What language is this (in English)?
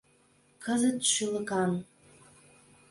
Mari